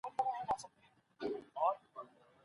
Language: Pashto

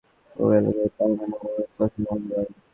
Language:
Bangla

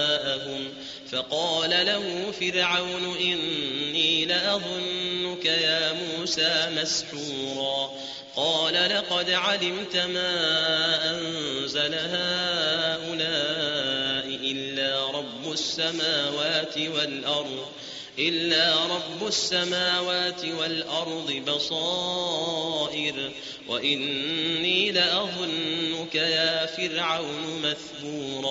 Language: Arabic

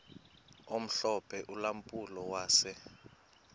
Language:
Xhosa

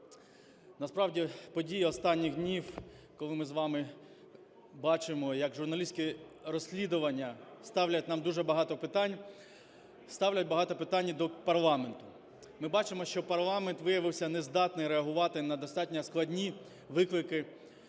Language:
Ukrainian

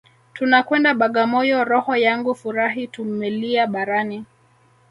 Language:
Swahili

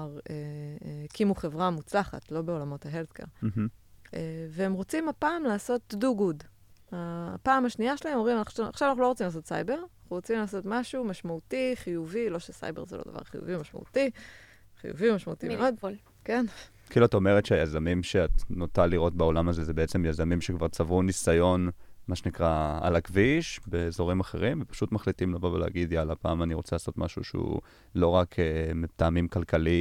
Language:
Hebrew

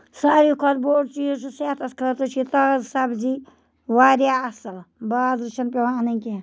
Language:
Kashmiri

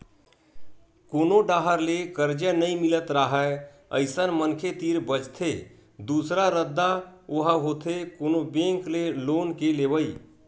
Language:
Chhattisgarhi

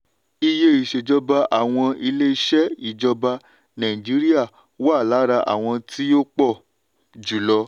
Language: Yoruba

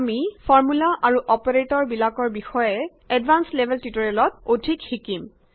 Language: Assamese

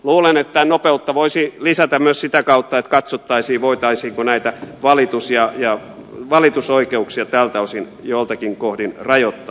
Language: Finnish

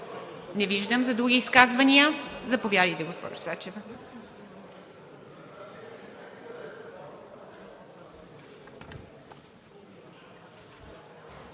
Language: Bulgarian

